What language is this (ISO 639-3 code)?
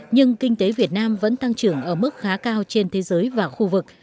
vie